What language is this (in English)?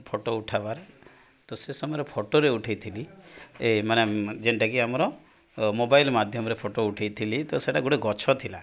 Odia